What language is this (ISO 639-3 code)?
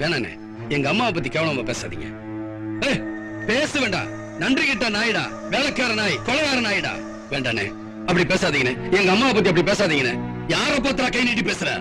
tam